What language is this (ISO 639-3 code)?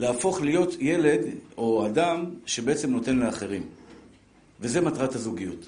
heb